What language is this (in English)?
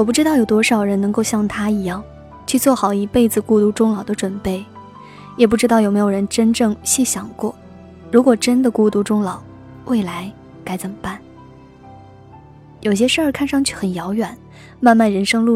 Chinese